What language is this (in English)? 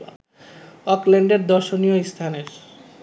Bangla